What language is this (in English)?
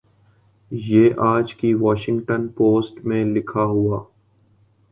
Urdu